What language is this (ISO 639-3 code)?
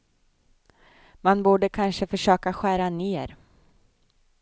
swe